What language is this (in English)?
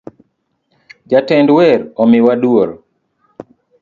Luo (Kenya and Tanzania)